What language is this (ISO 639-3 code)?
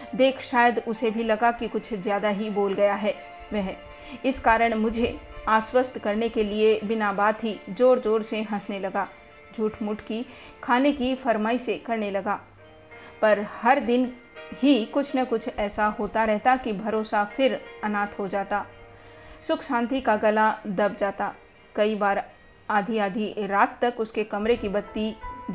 hin